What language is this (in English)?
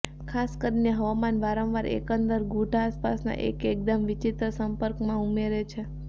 Gujarati